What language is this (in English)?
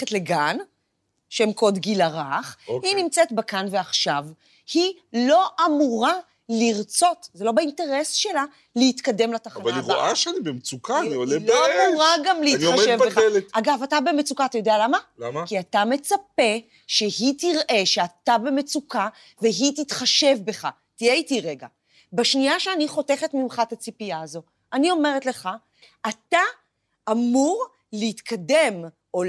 Hebrew